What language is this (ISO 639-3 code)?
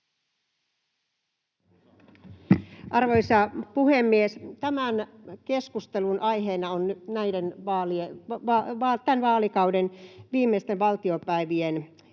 fin